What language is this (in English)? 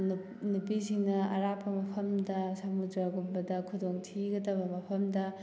Manipuri